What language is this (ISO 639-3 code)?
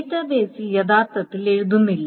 mal